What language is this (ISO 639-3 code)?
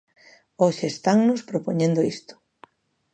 glg